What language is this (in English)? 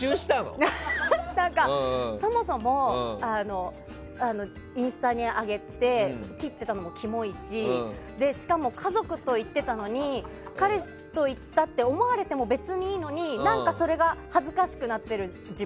Japanese